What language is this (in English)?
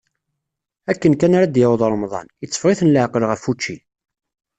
Kabyle